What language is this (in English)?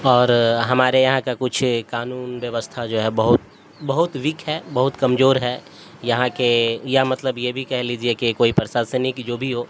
Urdu